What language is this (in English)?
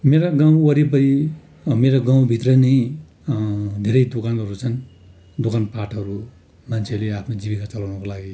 Nepali